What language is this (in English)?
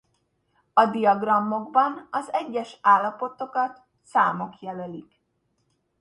Hungarian